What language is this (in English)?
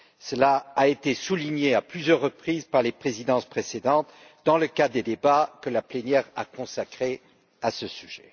French